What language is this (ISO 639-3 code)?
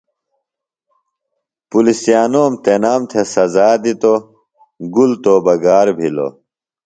phl